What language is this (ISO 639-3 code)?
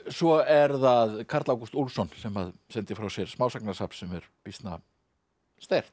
isl